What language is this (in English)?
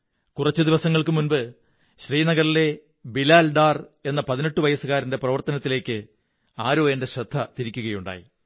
Malayalam